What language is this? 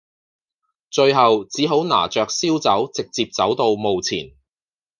Cantonese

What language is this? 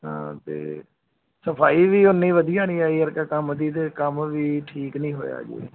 Punjabi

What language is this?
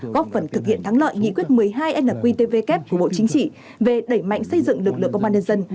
Vietnamese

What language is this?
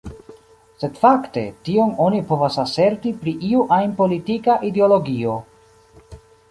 Esperanto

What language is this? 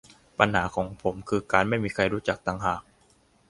Thai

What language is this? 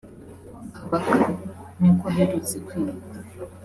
Kinyarwanda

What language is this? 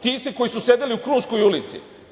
Serbian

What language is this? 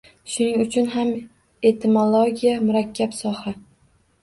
Uzbek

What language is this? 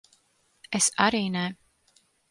Latvian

